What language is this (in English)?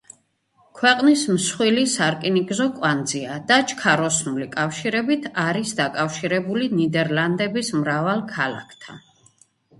Georgian